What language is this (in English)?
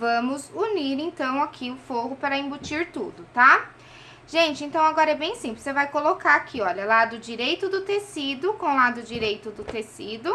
Portuguese